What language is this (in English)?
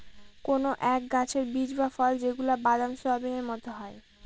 Bangla